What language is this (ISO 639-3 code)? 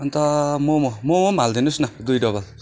nep